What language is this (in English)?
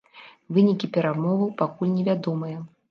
Belarusian